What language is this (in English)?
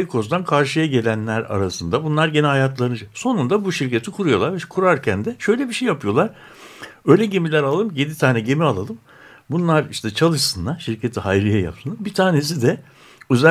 Turkish